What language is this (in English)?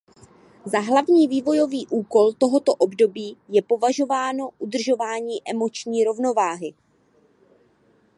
Czech